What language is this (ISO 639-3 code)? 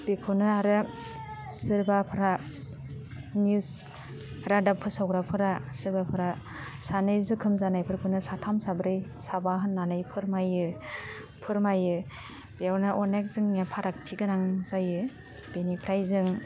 brx